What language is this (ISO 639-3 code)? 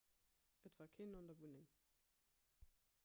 ltz